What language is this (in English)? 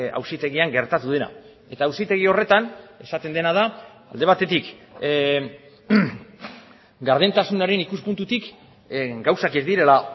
Basque